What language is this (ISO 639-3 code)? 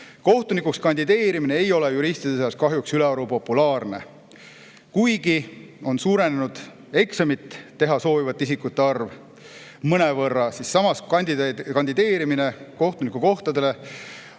est